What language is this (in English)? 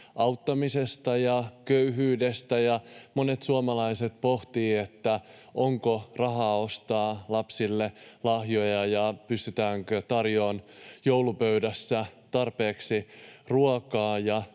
Finnish